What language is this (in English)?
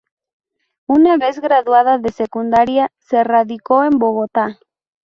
Spanish